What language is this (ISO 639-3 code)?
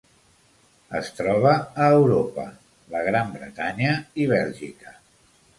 cat